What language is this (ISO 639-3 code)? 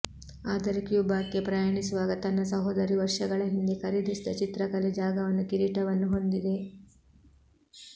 kan